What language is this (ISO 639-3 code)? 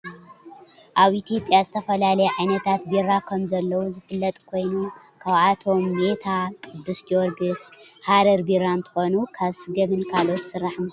tir